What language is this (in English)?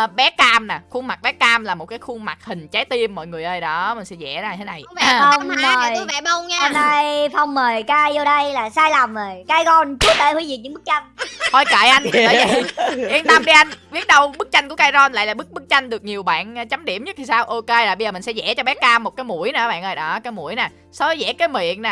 Vietnamese